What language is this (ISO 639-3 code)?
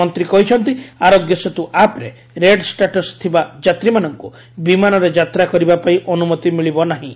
ori